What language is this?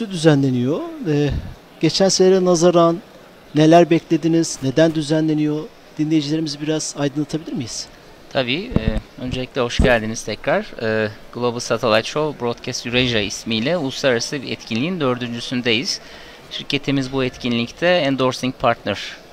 Turkish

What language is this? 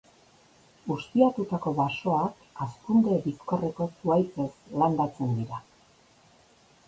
Basque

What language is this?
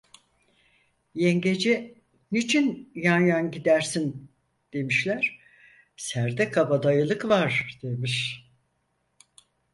Turkish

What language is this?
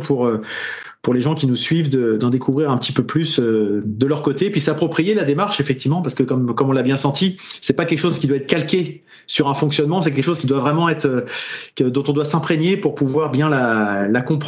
French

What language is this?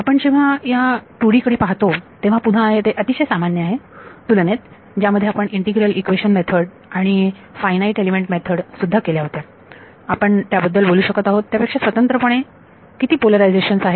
Marathi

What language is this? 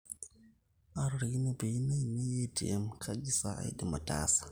Masai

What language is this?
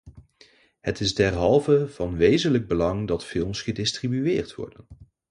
Dutch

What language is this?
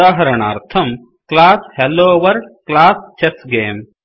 Sanskrit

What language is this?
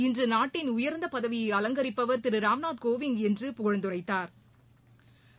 Tamil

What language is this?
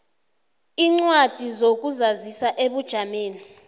South Ndebele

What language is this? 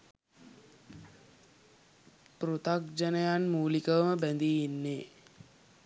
Sinhala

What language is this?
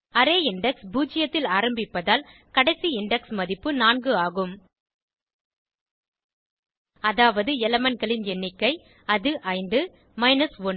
Tamil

